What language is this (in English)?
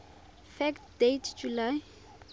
Tswana